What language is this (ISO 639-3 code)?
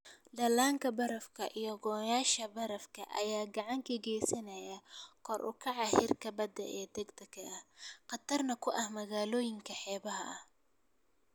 som